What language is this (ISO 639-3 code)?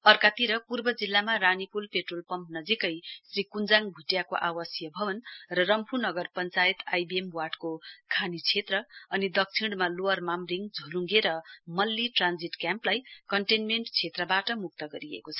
nep